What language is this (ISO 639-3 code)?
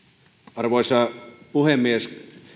fin